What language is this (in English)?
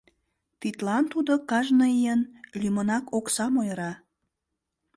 Mari